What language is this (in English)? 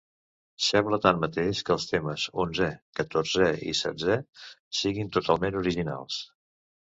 Catalan